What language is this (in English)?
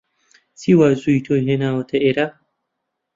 Central Kurdish